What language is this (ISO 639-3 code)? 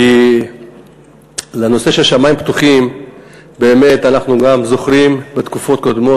heb